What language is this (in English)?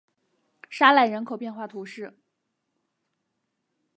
Chinese